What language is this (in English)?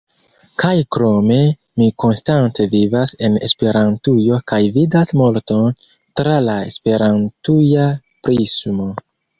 Esperanto